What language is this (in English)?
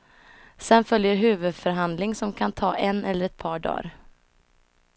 Swedish